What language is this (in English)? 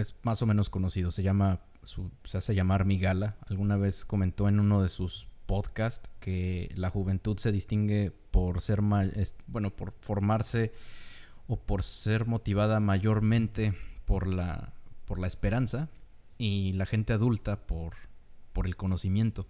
Spanish